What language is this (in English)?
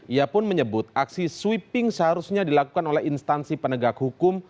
Indonesian